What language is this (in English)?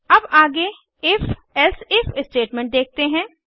Hindi